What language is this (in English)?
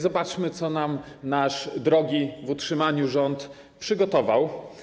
Polish